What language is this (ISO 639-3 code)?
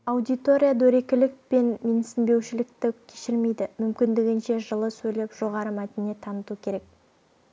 kaz